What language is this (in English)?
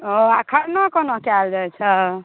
Maithili